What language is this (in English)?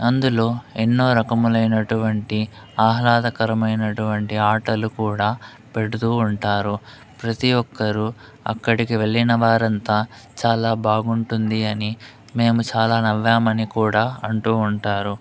Telugu